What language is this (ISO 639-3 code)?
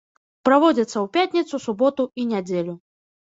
bel